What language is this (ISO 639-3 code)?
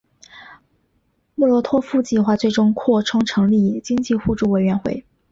zho